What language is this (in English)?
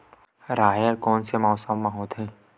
Chhattisgarhi